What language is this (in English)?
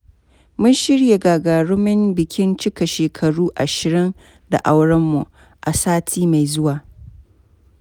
Hausa